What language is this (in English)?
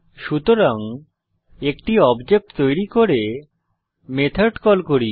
Bangla